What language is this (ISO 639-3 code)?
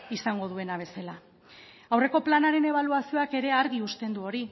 eus